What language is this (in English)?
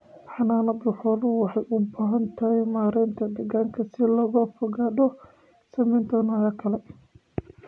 Somali